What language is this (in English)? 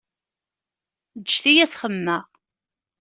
Kabyle